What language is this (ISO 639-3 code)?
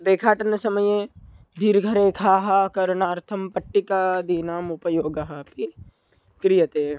san